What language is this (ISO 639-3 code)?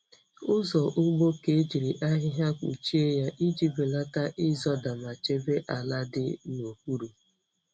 ibo